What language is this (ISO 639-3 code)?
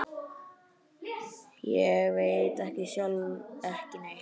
isl